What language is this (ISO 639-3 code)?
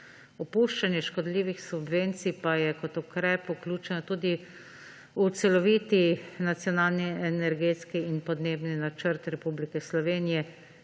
slv